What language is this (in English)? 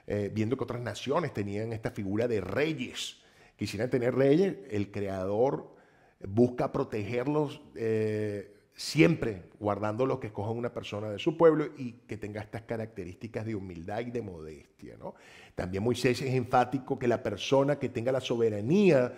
Spanish